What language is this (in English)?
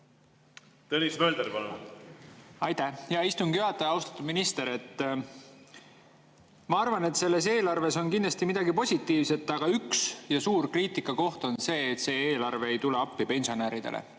Estonian